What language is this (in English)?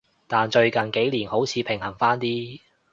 Cantonese